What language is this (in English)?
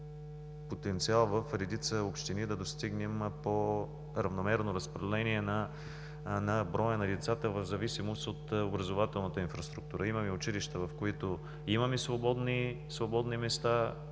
Bulgarian